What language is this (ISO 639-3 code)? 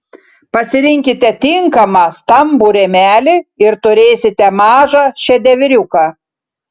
lit